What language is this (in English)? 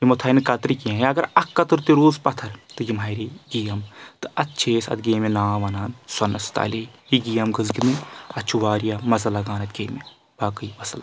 Kashmiri